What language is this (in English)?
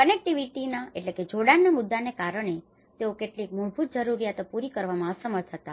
Gujarati